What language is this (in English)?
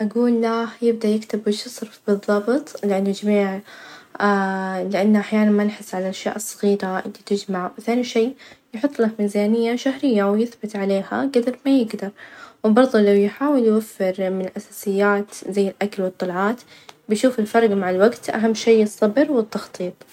Najdi Arabic